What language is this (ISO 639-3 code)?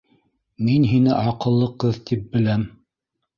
bak